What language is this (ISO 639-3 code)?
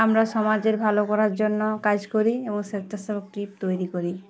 ben